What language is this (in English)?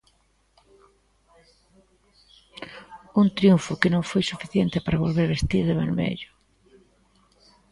Galician